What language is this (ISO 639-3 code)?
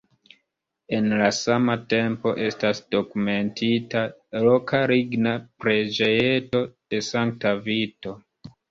epo